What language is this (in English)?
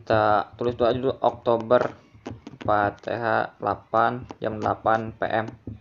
Indonesian